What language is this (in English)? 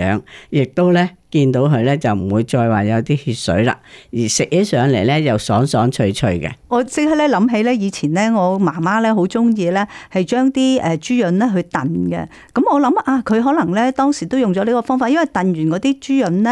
Chinese